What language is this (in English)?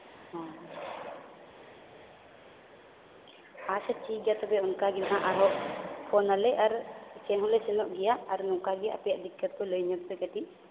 Santali